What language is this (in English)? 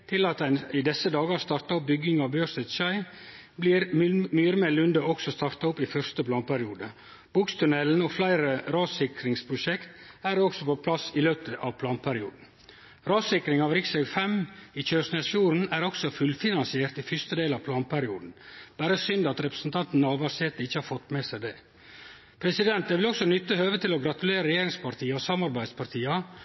Norwegian Nynorsk